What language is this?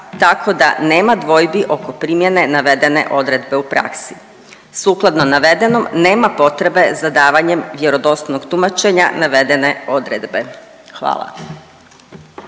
Croatian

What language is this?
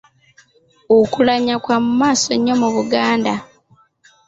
Ganda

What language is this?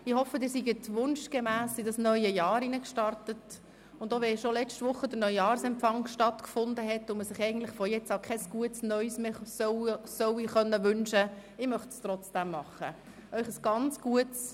Swiss German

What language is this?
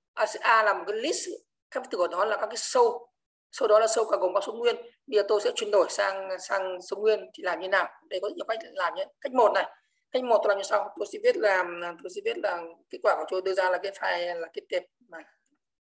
Vietnamese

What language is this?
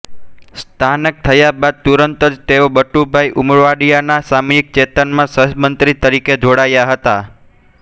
Gujarati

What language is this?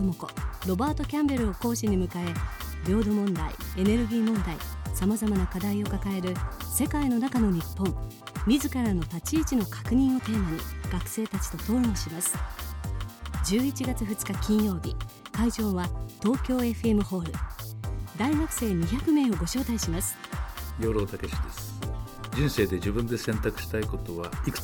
Japanese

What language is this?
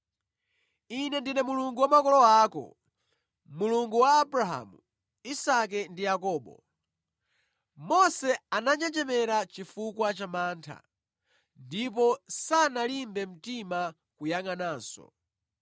Nyanja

